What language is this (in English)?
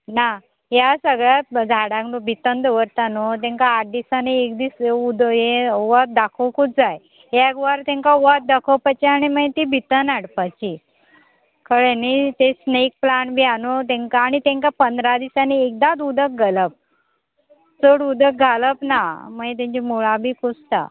Konkani